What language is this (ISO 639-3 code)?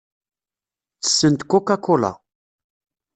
kab